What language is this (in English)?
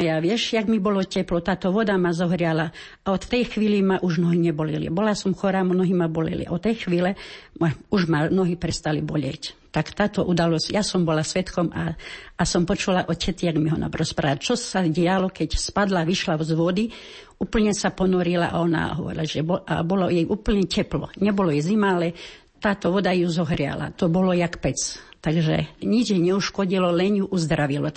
Slovak